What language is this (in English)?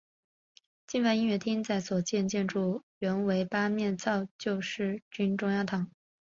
Chinese